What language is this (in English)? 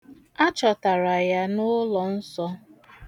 Igbo